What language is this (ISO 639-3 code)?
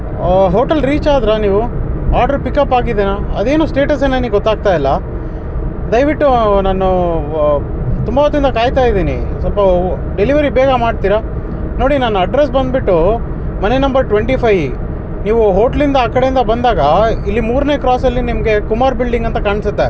kan